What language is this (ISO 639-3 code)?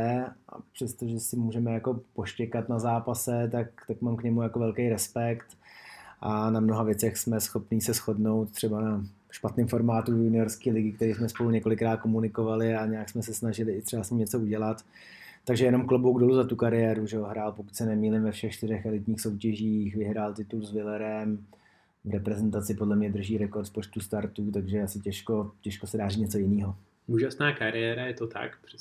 ces